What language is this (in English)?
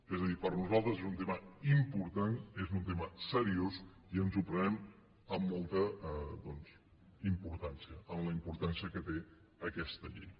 Catalan